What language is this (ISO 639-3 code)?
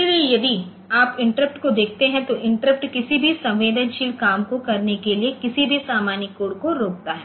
hin